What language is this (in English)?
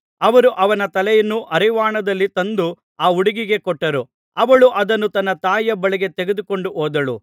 Kannada